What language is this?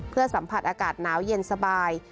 Thai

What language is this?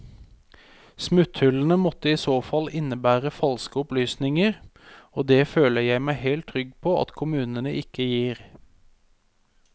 Norwegian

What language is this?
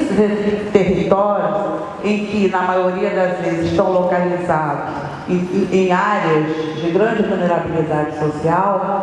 Portuguese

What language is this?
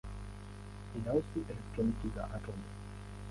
Swahili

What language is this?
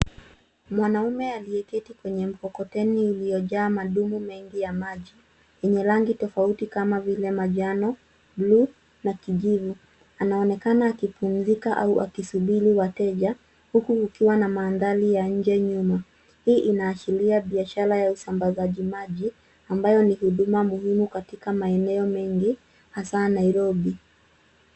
Swahili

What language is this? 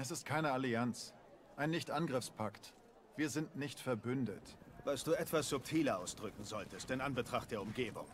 German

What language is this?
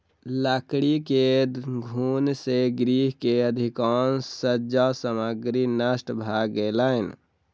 Maithili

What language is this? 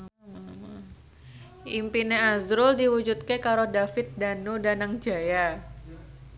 Javanese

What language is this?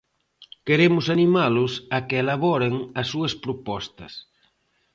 Galician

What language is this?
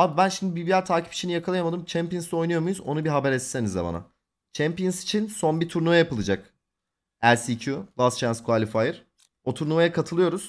Turkish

